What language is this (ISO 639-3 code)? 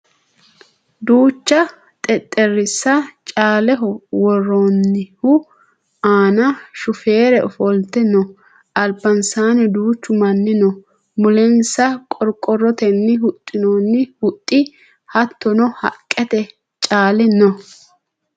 sid